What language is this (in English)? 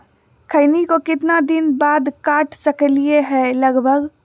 Magahi